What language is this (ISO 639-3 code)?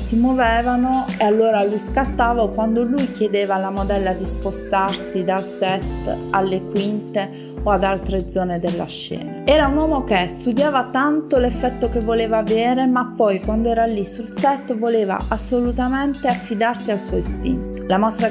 ita